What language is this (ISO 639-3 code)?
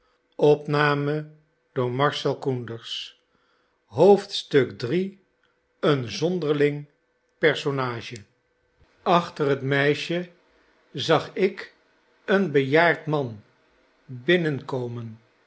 nld